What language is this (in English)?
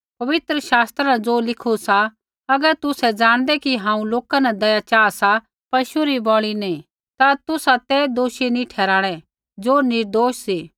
Kullu Pahari